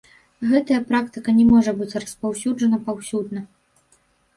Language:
Belarusian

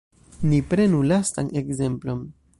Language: Esperanto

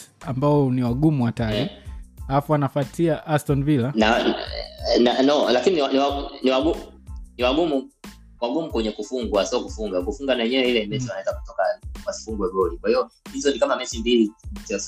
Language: Swahili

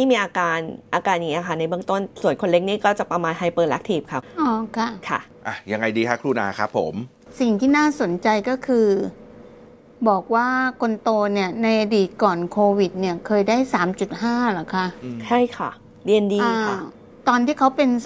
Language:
Thai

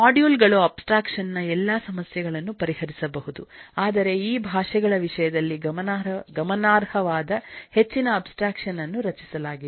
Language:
Kannada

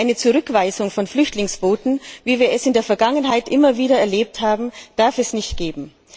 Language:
German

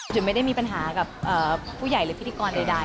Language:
Thai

